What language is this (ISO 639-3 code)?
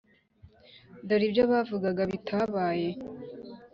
kin